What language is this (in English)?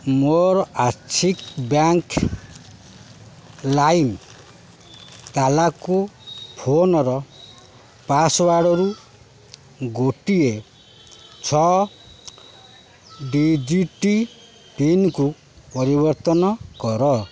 Odia